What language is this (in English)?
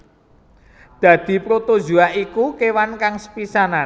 Javanese